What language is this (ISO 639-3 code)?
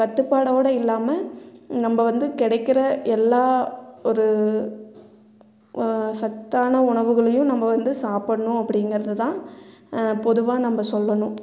tam